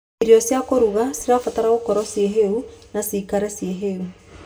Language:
Kikuyu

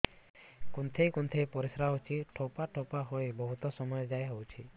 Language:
Odia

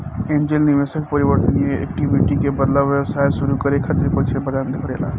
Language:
Bhojpuri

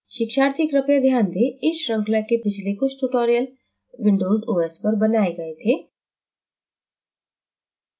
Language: Hindi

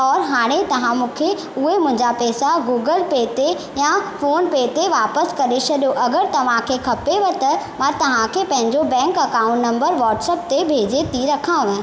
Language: Sindhi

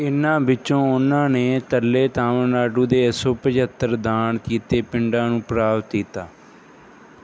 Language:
Punjabi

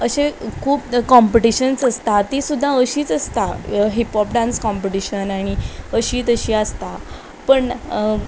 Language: Konkani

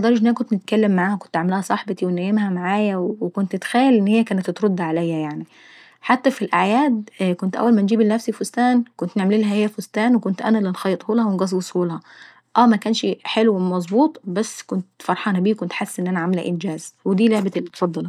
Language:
Saidi Arabic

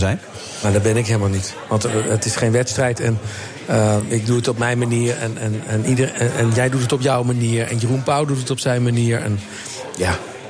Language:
Dutch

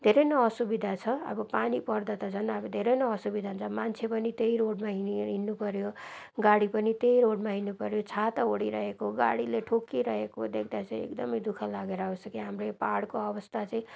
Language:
Nepali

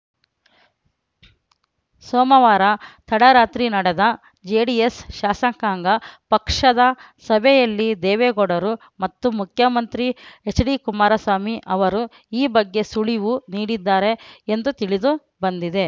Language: Kannada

